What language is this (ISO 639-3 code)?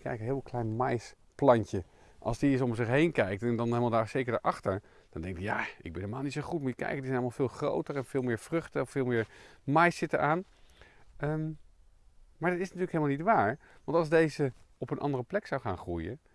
nld